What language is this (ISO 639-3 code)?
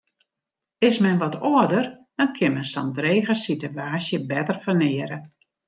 fry